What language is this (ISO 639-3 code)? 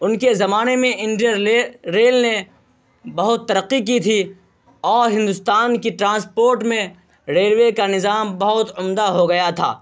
urd